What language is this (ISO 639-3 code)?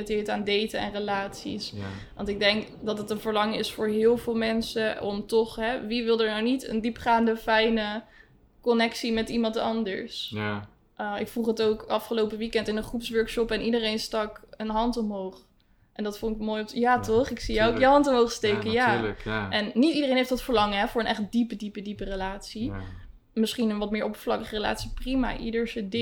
nld